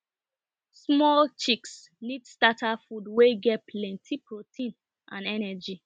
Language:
Nigerian Pidgin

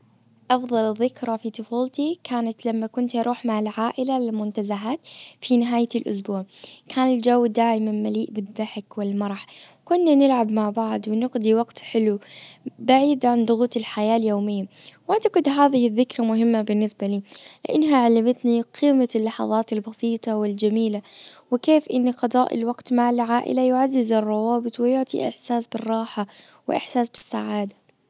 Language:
Najdi Arabic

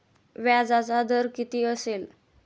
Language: Marathi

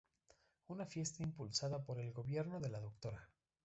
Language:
Spanish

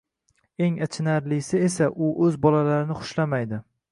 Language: Uzbek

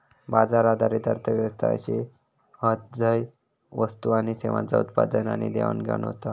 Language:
Marathi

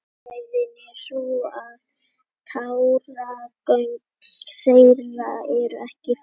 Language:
Icelandic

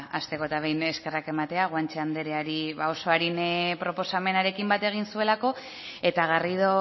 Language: Basque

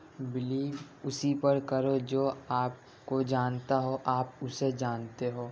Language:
Urdu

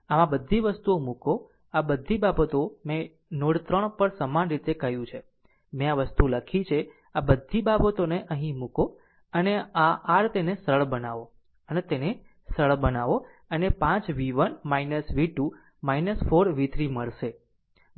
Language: Gujarati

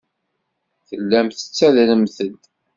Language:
Kabyle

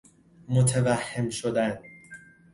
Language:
Persian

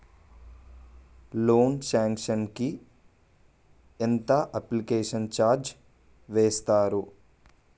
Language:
Telugu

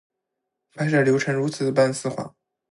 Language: Chinese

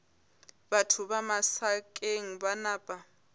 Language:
Northern Sotho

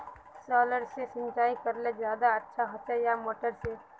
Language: Magahi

